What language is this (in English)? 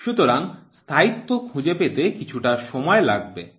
Bangla